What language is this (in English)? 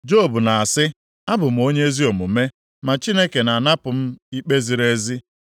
Igbo